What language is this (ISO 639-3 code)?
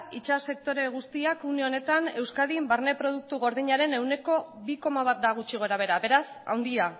eus